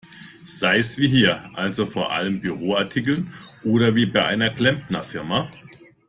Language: German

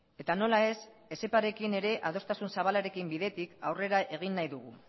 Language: Basque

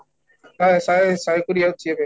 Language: Odia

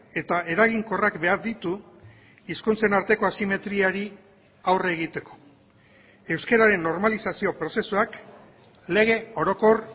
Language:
Basque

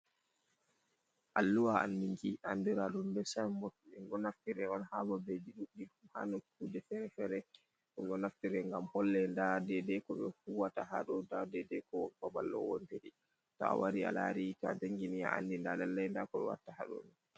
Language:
Fula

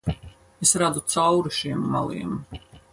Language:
Latvian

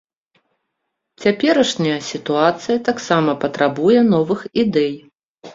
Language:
Belarusian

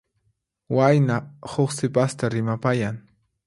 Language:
Puno Quechua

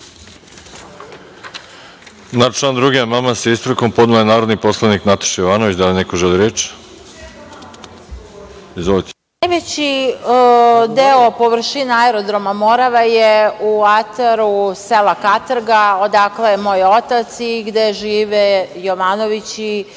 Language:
Serbian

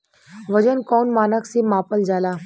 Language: Bhojpuri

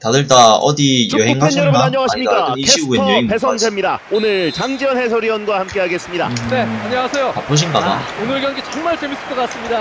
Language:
Korean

